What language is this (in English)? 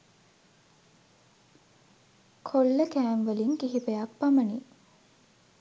Sinhala